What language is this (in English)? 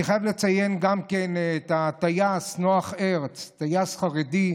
Hebrew